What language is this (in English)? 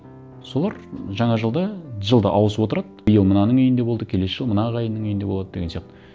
Kazakh